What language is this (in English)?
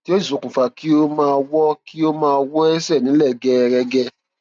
Yoruba